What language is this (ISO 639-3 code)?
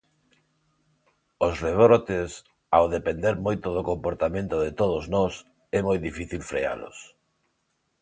glg